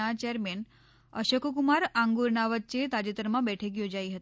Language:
Gujarati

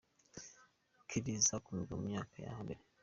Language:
Kinyarwanda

